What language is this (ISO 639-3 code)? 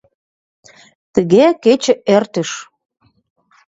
chm